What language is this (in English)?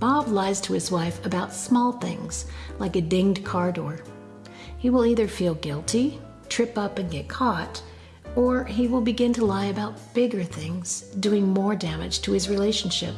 English